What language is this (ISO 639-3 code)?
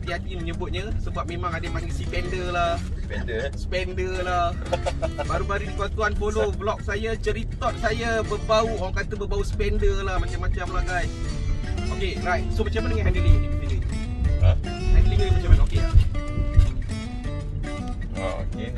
msa